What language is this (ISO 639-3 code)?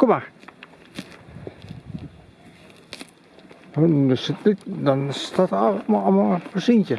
nld